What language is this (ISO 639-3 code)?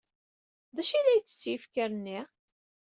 kab